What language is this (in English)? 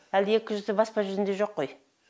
Kazakh